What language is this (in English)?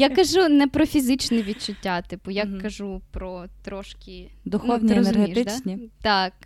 Ukrainian